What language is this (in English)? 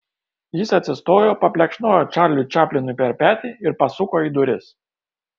Lithuanian